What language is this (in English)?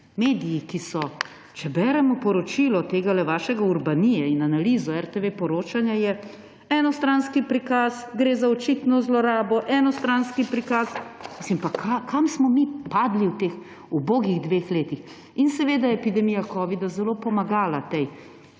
Slovenian